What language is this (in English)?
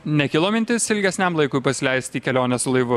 Lithuanian